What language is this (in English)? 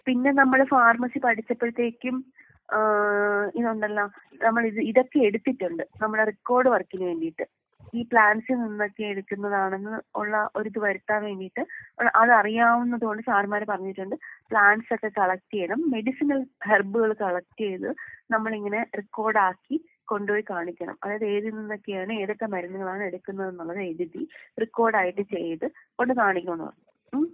Malayalam